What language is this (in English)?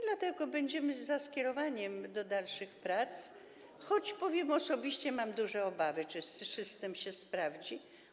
Polish